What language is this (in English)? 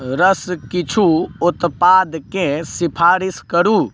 Maithili